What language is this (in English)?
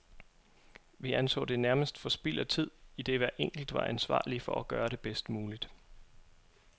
Danish